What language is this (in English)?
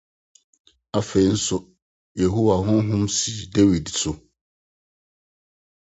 Akan